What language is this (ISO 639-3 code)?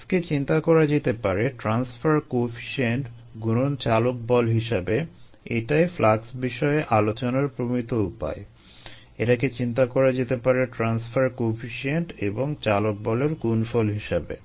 ben